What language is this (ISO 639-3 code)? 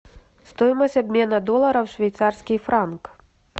rus